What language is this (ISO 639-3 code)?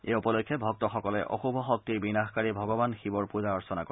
asm